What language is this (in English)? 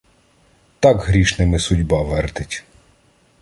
Ukrainian